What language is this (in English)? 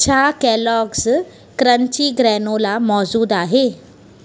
Sindhi